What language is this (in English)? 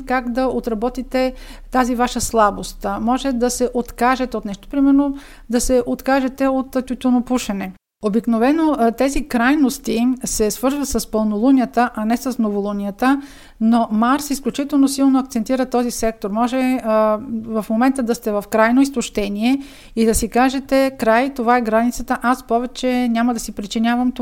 Bulgarian